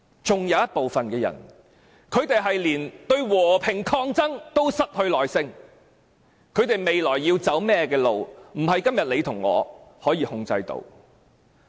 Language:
Cantonese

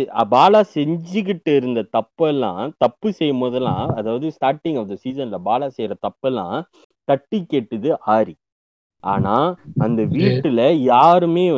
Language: Tamil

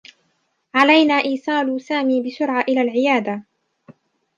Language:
Arabic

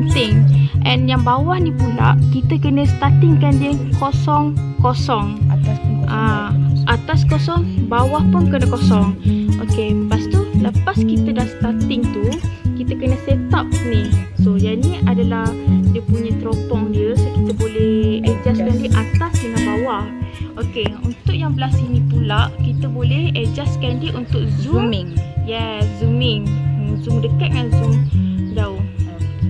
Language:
Malay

